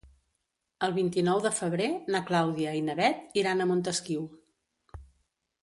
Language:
Catalan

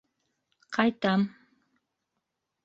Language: Bashkir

